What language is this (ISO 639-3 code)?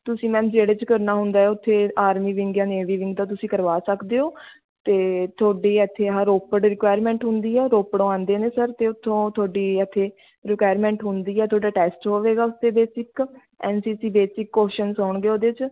pan